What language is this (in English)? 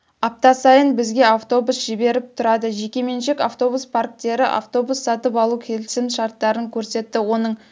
Kazakh